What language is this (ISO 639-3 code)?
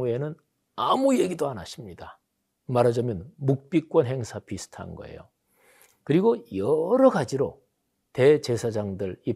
kor